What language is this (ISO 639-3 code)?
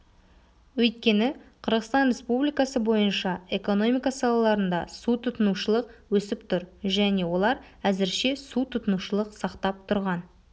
kaz